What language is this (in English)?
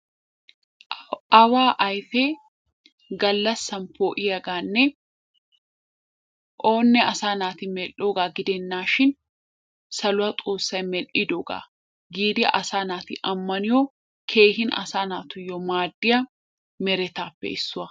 Wolaytta